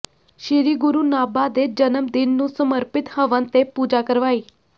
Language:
Punjabi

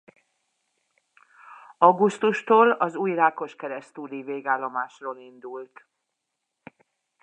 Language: Hungarian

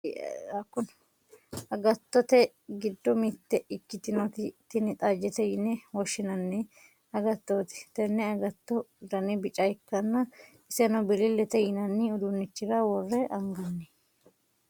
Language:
Sidamo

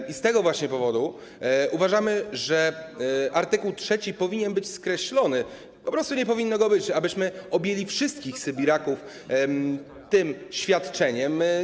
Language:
Polish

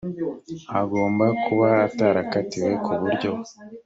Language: Kinyarwanda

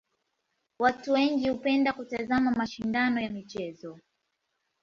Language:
Swahili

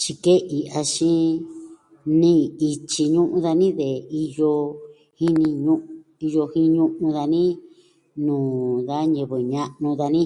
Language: Southwestern Tlaxiaco Mixtec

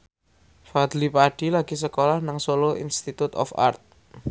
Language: Javanese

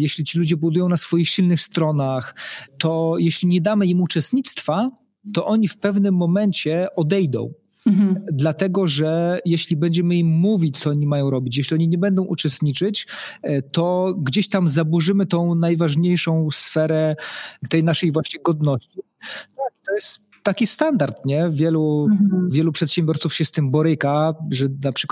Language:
Polish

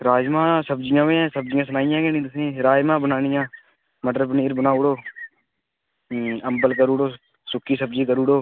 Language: Dogri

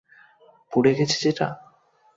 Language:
Bangla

